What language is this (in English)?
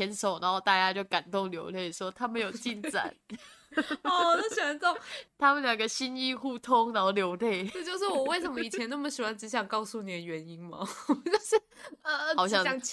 Chinese